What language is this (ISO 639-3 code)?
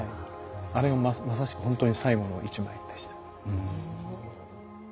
jpn